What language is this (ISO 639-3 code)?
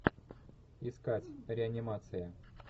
rus